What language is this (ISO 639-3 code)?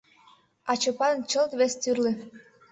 chm